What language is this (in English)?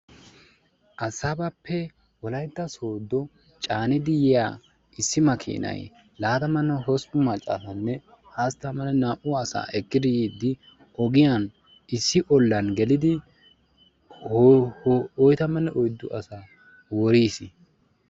Wolaytta